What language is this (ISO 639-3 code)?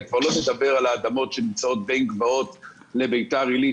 heb